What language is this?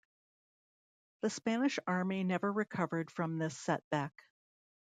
English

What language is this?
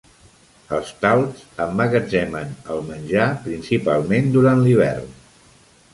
Catalan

